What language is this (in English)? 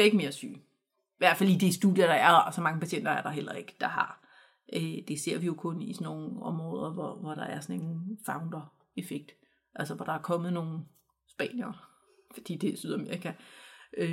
Danish